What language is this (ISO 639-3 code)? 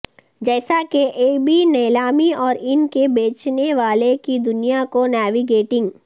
urd